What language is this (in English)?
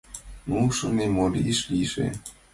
Mari